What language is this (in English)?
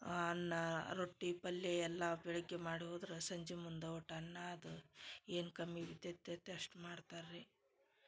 Kannada